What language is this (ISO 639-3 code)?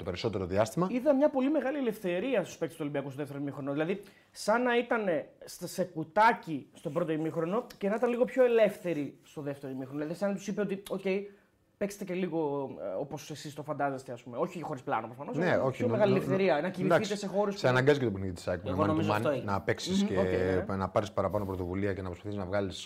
ell